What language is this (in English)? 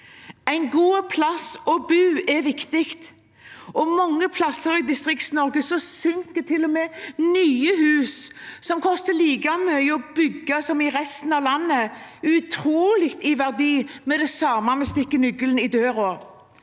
Norwegian